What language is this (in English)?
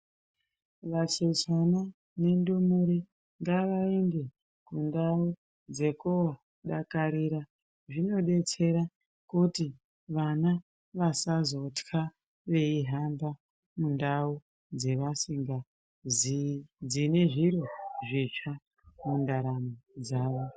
Ndau